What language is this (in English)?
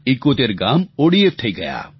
Gujarati